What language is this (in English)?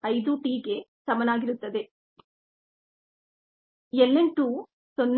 Kannada